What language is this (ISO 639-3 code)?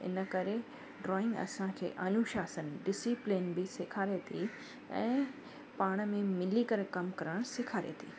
snd